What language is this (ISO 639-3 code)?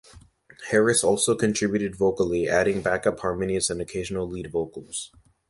eng